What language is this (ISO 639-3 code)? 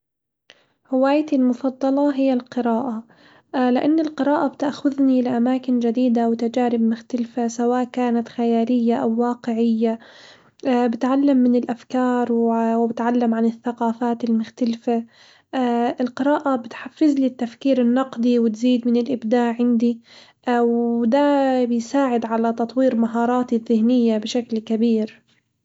acw